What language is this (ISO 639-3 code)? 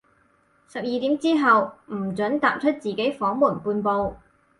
yue